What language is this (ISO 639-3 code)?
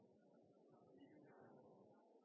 nno